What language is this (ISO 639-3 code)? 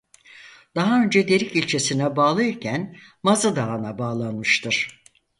tur